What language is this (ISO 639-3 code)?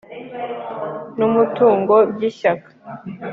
kin